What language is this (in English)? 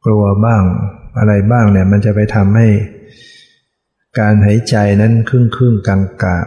Thai